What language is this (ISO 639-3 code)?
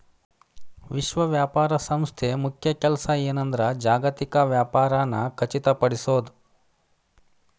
kan